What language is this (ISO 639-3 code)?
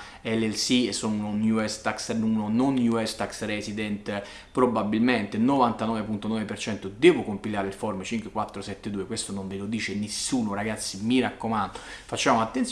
ita